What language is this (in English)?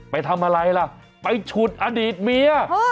Thai